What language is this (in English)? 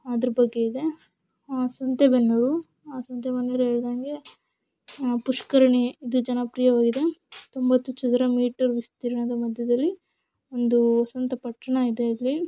Kannada